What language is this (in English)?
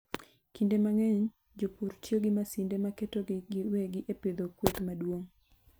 Luo (Kenya and Tanzania)